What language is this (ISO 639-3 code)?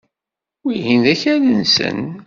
kab